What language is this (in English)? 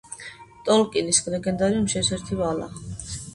Georgian